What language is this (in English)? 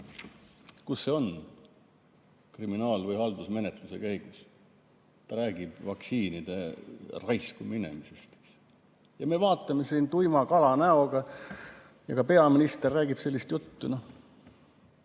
Estonian